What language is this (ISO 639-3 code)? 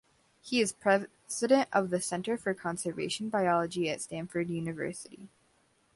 eng